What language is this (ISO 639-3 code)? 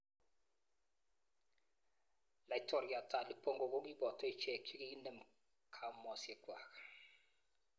kln